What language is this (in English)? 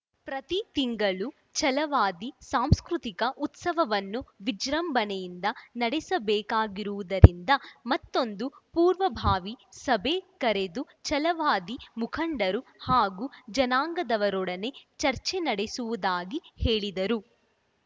Kannada